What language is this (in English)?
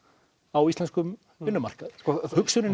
Icelandic